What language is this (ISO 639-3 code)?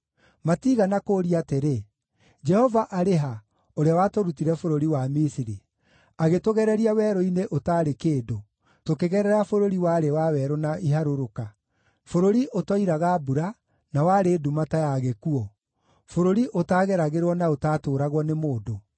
kik